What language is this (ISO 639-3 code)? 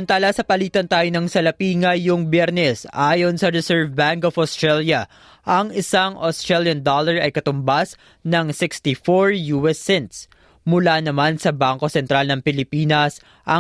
fil